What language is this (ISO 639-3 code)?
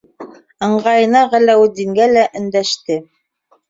bak